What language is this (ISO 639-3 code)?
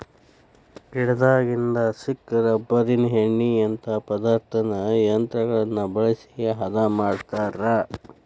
kan